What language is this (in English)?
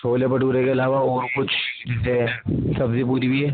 Urdu